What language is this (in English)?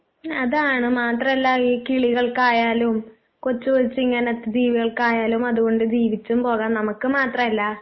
Malayalam